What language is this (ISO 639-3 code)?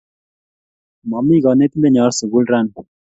kln